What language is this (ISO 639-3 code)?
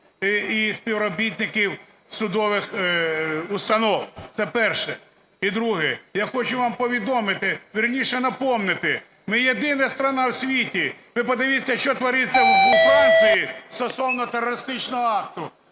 ukr